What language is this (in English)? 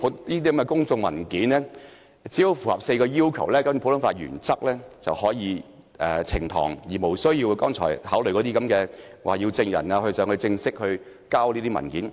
Cantonese